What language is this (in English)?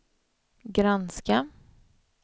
Swedish